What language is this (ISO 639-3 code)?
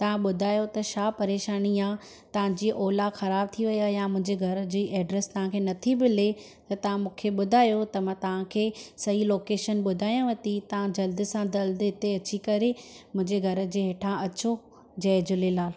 snd